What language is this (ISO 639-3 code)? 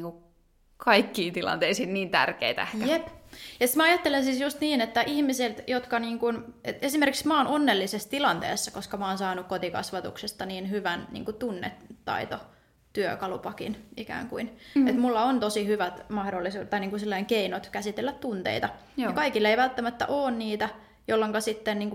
fin